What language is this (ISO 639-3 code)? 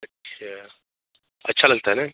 hin